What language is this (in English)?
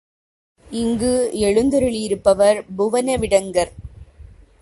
Tamil